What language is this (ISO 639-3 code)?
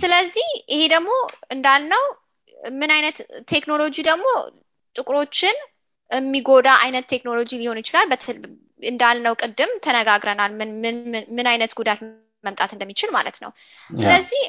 amh